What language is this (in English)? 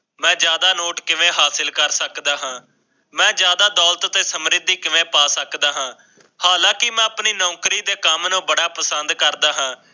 Punjabi